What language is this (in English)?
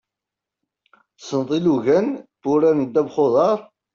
Kabyle